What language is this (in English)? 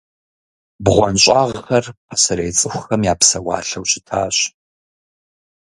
Kabardian